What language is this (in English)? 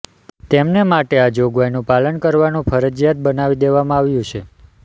Gujarati